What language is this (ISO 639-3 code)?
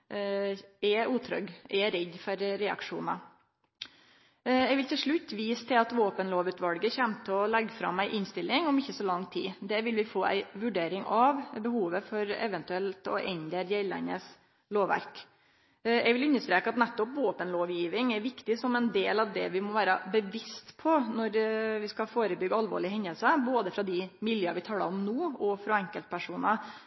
nno